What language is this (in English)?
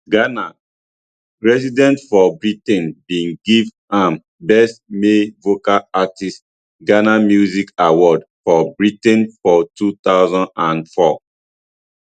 Nigerian Pidgin